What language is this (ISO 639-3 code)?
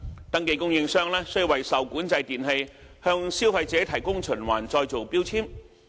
yue